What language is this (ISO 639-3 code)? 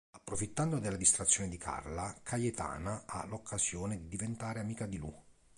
ita